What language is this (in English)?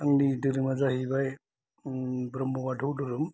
Bodo